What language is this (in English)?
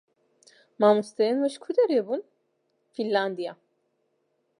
Kurdish